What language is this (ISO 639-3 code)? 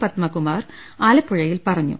mal